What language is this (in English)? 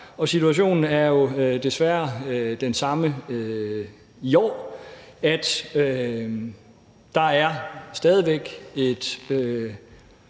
Danish